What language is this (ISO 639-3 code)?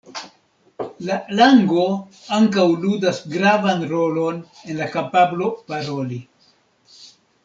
epo